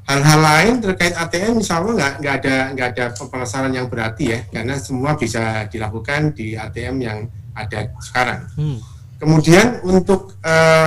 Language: Indonesian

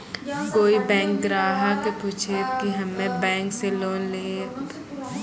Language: Maithili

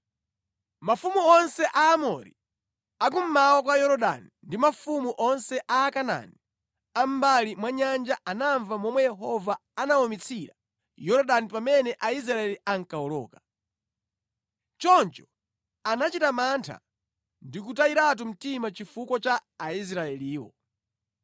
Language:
Nyanja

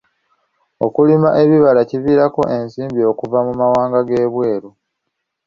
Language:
Ganda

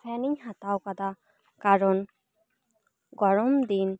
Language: Santali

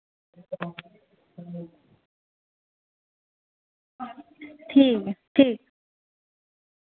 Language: Dogri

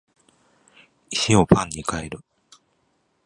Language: Japanese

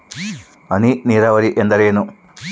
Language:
Kannada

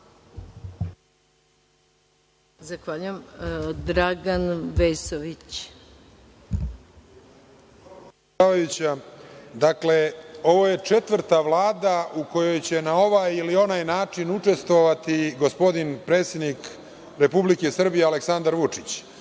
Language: Serbian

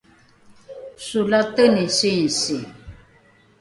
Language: Rukai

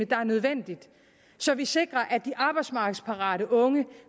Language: Danish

